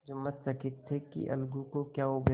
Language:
Hindi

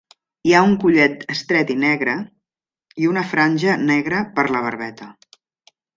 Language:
Catalan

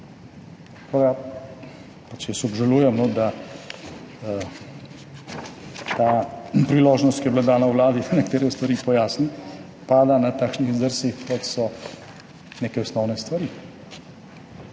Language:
Slovenian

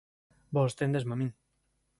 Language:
Galician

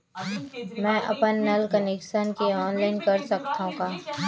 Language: Chhattisgarhi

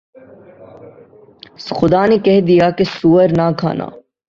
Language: Urdu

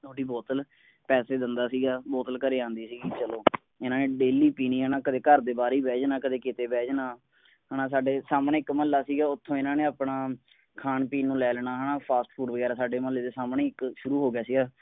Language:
Punjabi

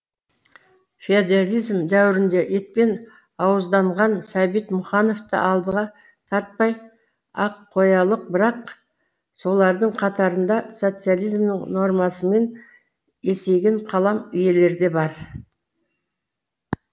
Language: Kazakh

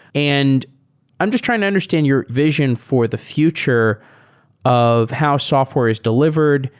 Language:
English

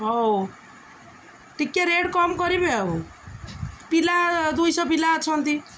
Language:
Odia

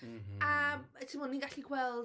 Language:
Welsh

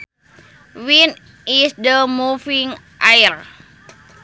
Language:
Sundanese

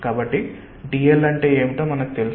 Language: Telugu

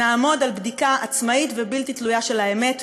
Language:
Hebrew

